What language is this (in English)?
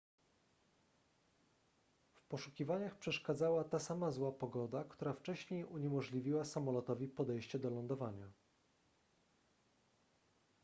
Polish